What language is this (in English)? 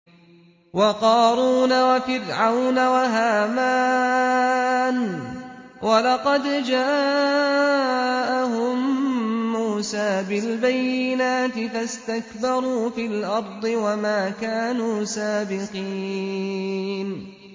Arabic